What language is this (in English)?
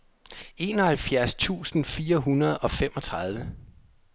Danish